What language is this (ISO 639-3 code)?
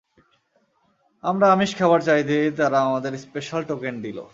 ben